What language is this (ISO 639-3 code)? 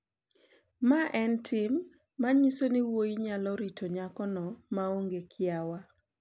luo